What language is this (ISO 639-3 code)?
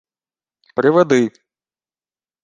ukr